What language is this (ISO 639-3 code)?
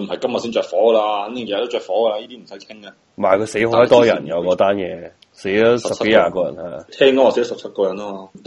zho